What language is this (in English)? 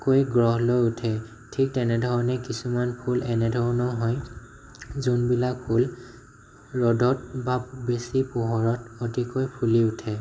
Assamese